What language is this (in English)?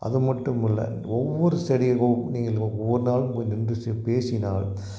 Tamil